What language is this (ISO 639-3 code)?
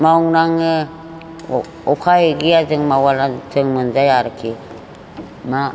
brx